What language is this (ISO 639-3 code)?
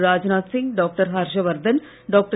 tam